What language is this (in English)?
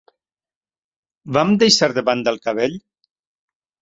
Catalan